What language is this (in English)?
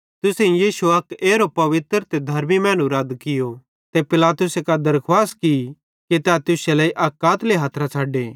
Bhadrawahi